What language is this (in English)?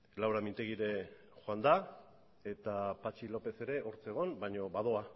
Basque